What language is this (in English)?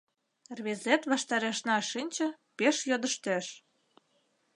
Mari